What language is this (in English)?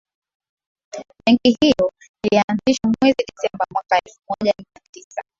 Swahili